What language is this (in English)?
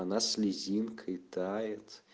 Russian